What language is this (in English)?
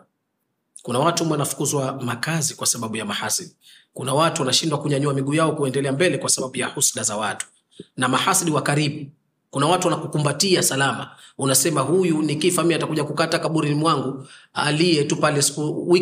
Swahili